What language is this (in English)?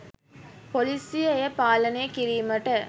Sinhala